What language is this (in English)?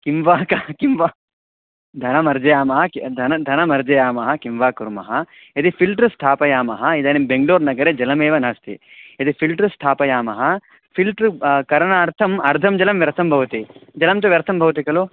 Sanskrit